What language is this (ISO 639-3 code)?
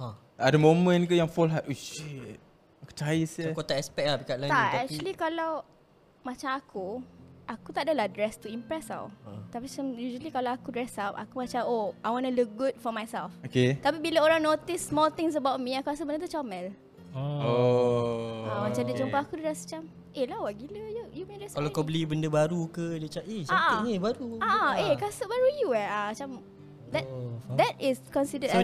msa